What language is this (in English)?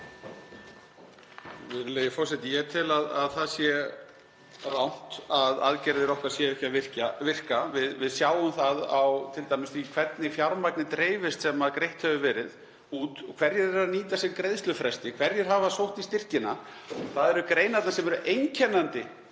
Icelandic